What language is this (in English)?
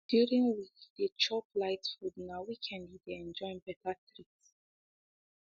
Nigerian Pidgin